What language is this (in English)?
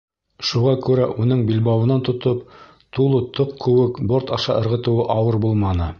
Bashkir